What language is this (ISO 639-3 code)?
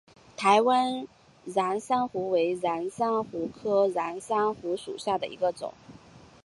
zho